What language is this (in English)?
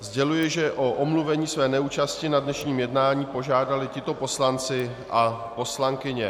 Czech